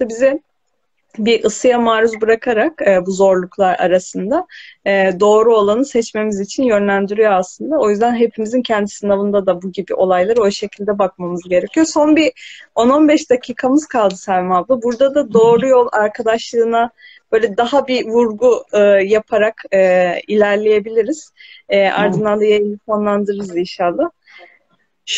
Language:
Turkish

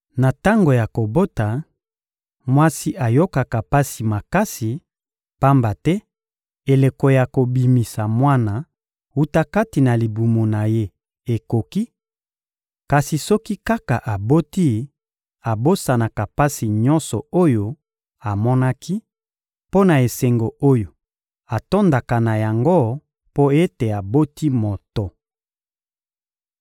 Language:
Lingala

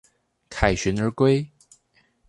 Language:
Chinese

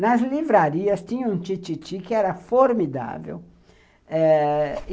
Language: Portuguese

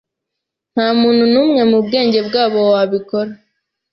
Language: Kinyarwanda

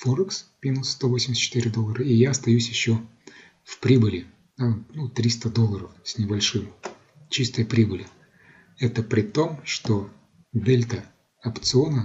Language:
Russian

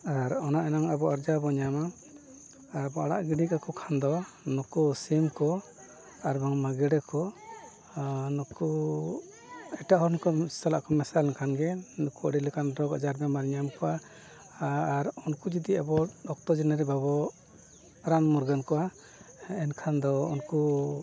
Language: Santali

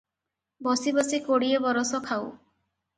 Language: Odia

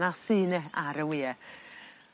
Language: Welsh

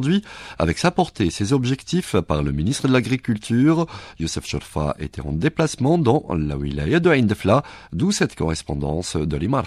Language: French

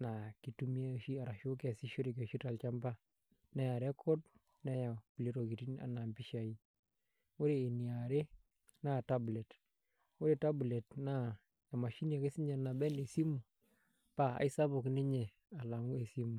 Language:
Masai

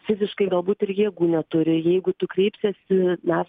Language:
Lithuanian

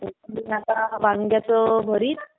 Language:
Marathi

